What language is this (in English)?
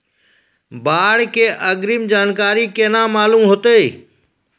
Maithili